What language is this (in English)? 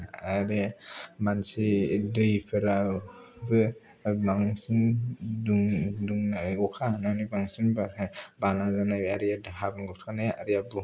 Bodo